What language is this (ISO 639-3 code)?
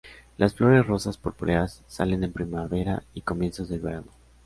spa